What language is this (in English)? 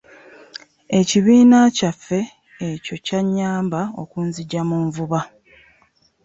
Ganda